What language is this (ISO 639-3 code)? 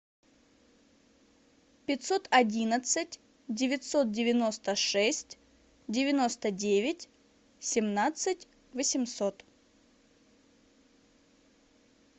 rus